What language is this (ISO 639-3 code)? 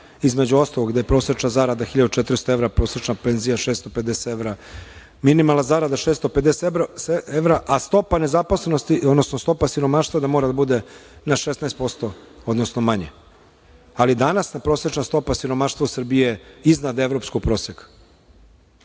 srp